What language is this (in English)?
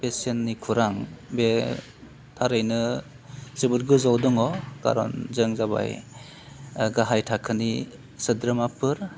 Bodo